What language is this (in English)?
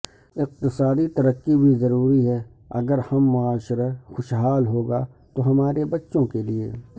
Urdu